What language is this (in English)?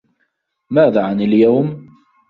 Arabic